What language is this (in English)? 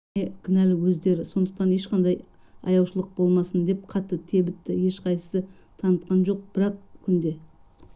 Kazakh